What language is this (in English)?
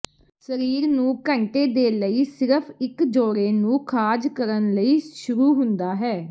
Punjabi